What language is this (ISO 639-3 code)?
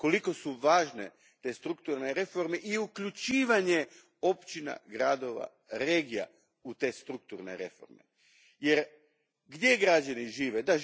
hrv